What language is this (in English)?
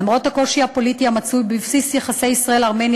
Hebrew